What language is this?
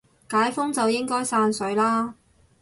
Cantonese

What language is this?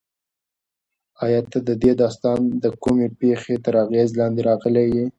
Pashto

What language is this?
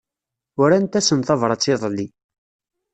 Kabyle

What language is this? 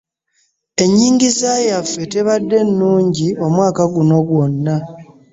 Ganda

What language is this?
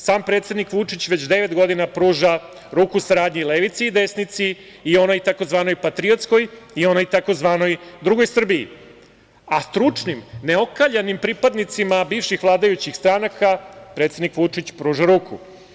Serbian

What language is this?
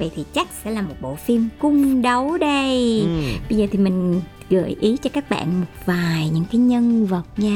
Vietnamese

